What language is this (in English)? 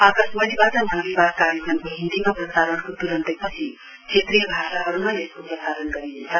Nepali